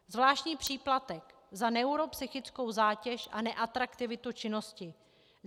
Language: Czech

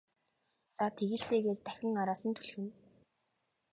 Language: Mongolian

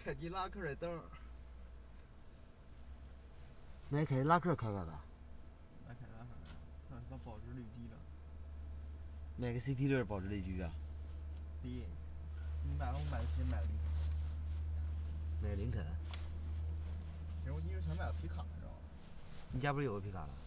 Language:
Chinese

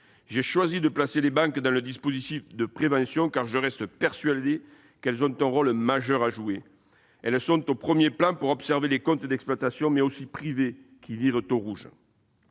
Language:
French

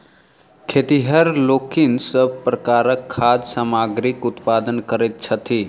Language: Maithili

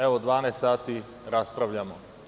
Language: Serbian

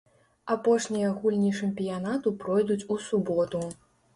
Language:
Belarusian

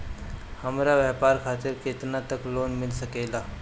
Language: Bhojpuri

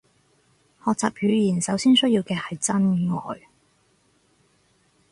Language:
Cantonese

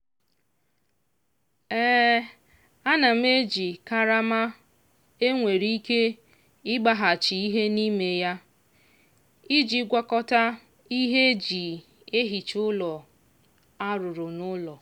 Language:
Igbo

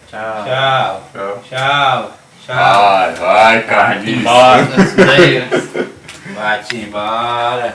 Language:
Portuguese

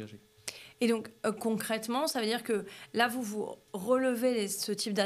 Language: French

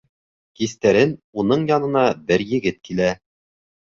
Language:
Bashkir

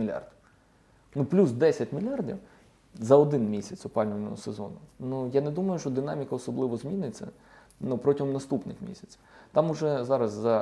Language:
Ukrainian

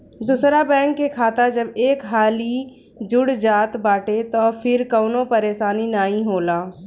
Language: Bhojpuri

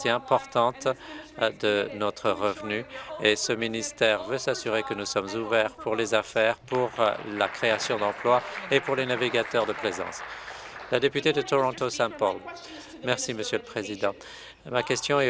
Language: French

